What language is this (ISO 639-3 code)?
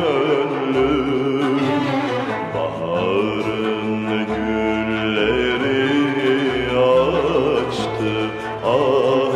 ron